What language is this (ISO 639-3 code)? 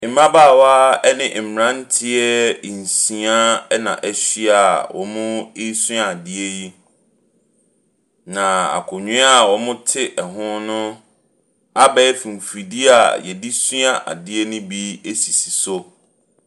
aka